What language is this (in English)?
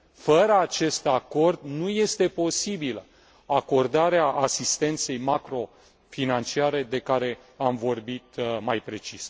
Romanian